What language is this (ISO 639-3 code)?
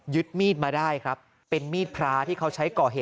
tha